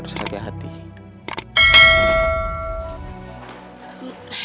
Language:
Indonesian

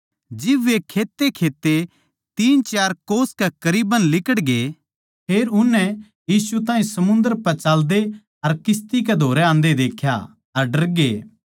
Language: Haryanvi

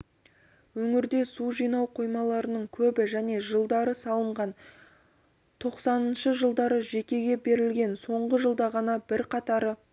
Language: Kazakh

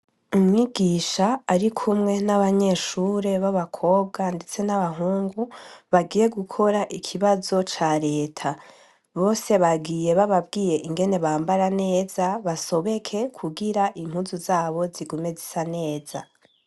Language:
Rundi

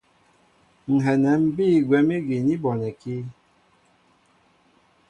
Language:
Mbo (Cameroon)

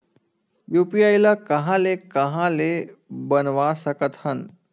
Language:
Chhattisgarhi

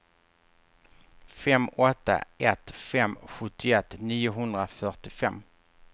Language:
Swedish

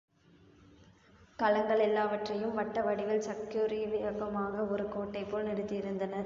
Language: Tamil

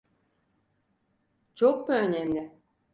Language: Turkish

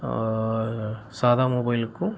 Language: Tamil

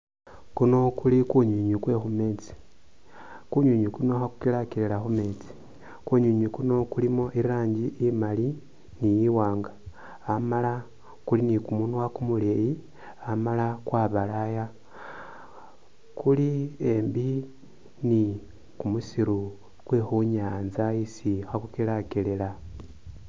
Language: Masaaba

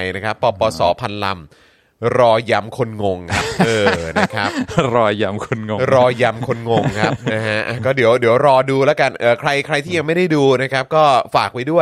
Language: Thai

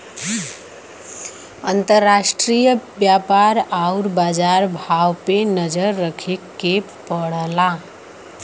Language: Bhojpuri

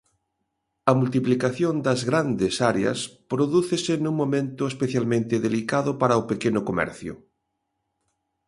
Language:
Galician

